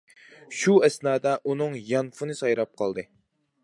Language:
Uyghur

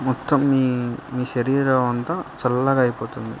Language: Telugu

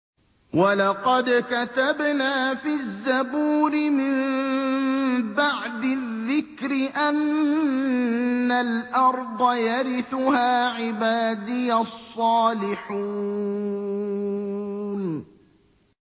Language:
Arabic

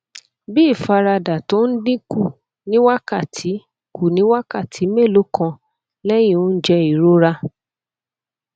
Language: Yoruba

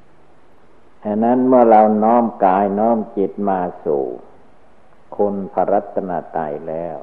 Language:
Thai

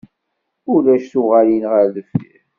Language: Kabyle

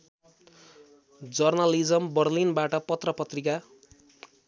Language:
Nepali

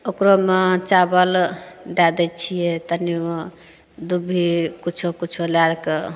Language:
Maithili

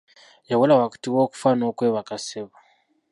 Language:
Ganda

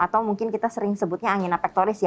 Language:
Indonesian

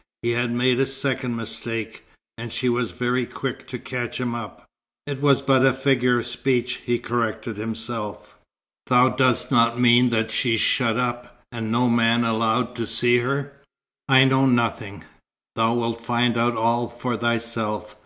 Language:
English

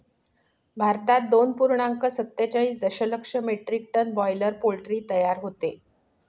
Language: Marathi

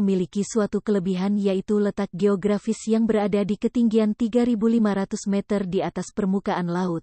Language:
Indonesian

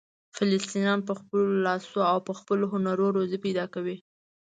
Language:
Pashto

